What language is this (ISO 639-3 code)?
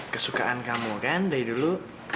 ind